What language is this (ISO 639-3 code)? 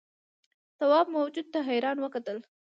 pus